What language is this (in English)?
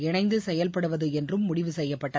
Tamil